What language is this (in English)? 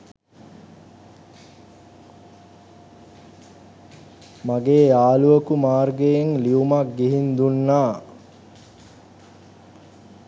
Sinhala